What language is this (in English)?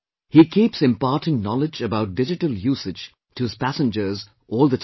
English